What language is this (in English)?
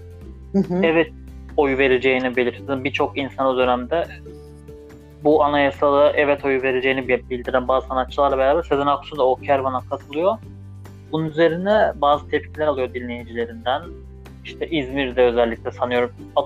Turkish